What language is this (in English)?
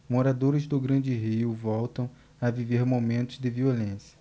Portuguese